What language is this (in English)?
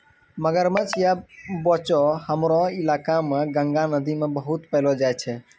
Maithili